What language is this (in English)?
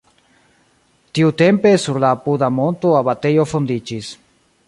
Esperanto